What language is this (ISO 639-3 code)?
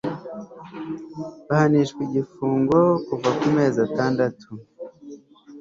kin